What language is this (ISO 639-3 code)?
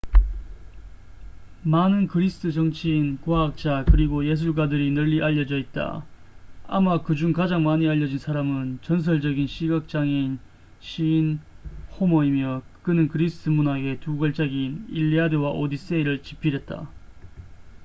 kor